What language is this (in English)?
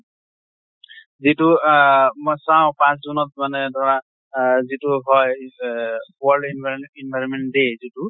Assamese